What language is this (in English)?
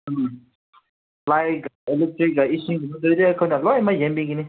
Manipuri